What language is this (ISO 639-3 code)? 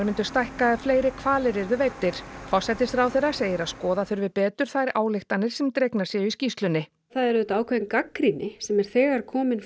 isl